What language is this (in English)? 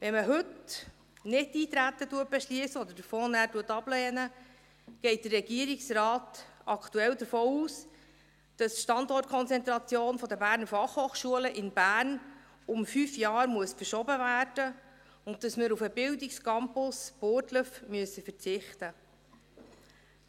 Swiss German